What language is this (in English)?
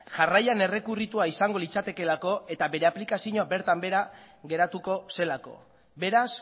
Basque